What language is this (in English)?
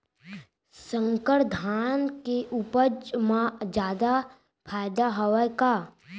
Chhattisgarhi